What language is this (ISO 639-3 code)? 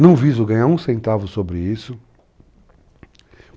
por